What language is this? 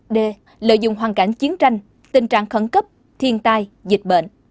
Vietnamese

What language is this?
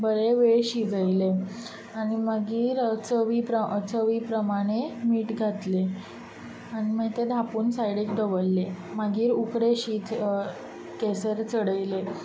Konkani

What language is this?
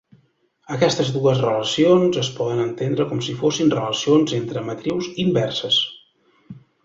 Catalan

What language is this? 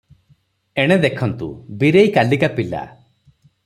Odia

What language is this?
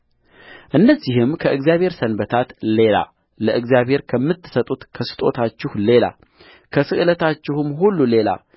Amharic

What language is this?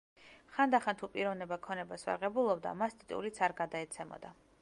Georgian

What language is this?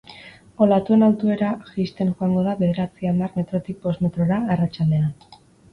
Basque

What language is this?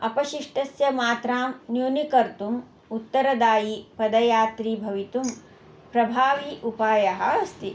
Sanskrit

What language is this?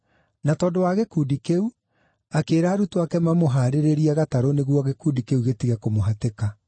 Kikuyu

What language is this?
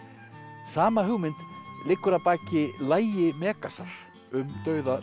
Icelandic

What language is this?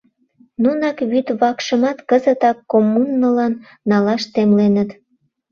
Mari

